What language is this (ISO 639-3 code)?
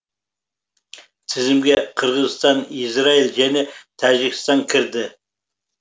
kaz